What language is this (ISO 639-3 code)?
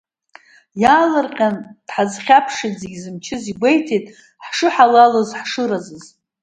abk